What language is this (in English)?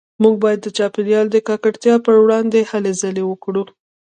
Pashto